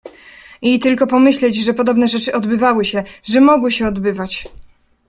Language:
Polish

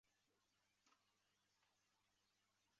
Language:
Chinese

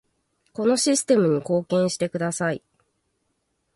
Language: Japanese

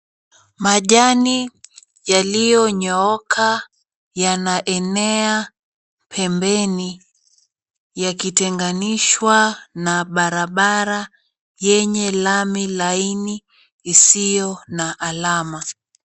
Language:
Swahili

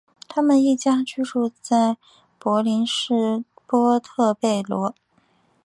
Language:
Chinese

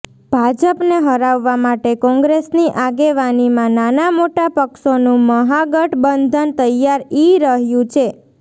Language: Gujarati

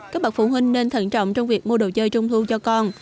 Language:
Vietnamese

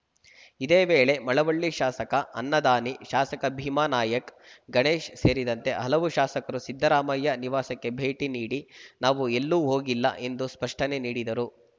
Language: Kannada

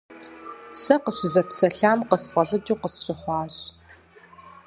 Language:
Kabardian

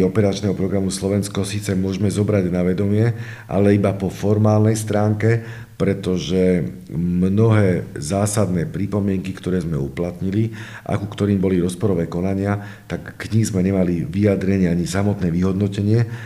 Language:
Slovak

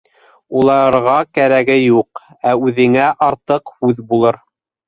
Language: Bashkir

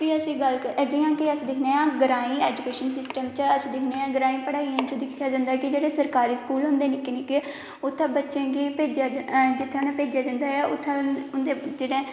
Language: Dogri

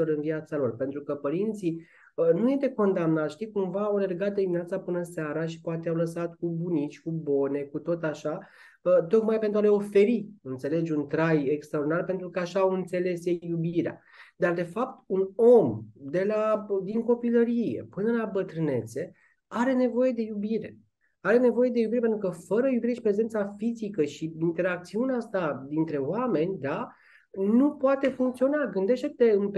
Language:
Romanian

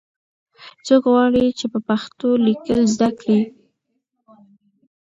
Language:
Pashto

